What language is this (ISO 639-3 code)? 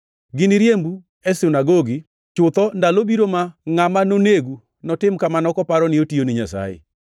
luo